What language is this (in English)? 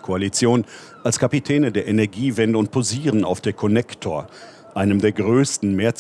German